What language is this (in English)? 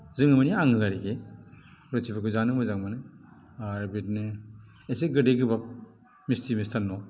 Bodo